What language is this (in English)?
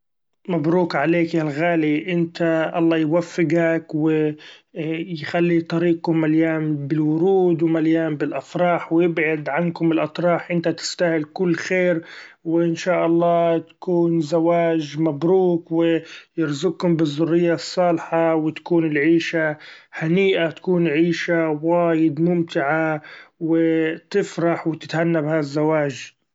Gulf Arabic